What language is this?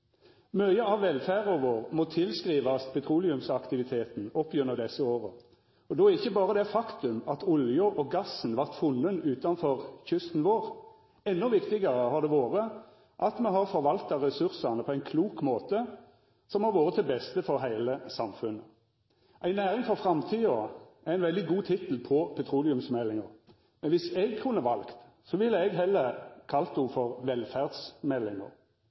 Norwegian Nynorsk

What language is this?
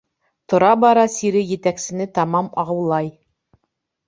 Bashkir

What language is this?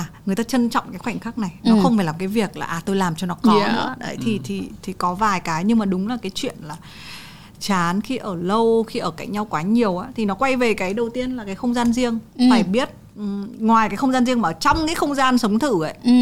Vietnamese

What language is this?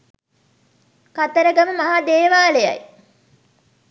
Sinhala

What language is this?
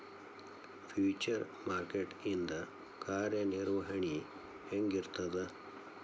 Kannada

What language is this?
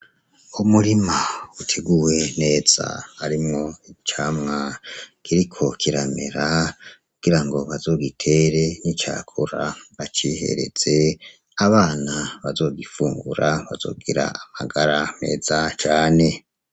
Rundi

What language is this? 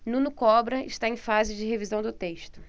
Portuguese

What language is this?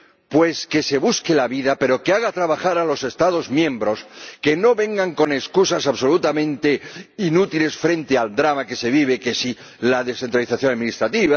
Spanish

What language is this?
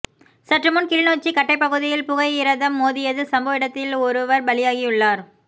Tamil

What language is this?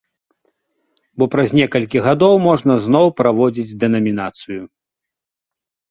Belarusian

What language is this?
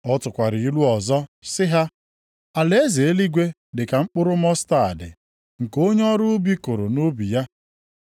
Igbo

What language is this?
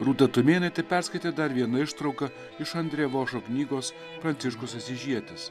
Lithuanian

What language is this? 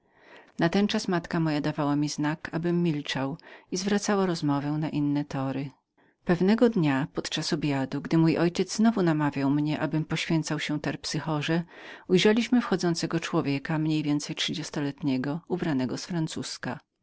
Polish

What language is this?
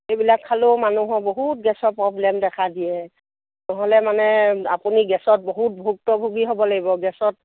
Assamese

